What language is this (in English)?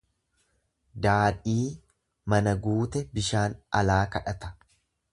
Oromo